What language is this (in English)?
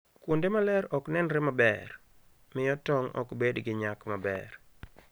Luo (Kenya and Tanzania)